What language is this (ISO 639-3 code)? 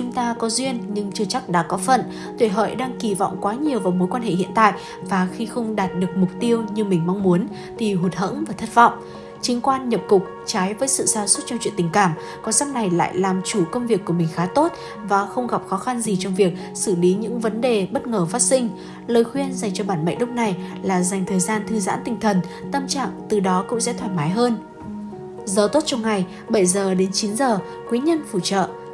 vie